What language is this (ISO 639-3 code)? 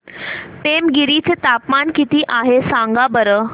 mar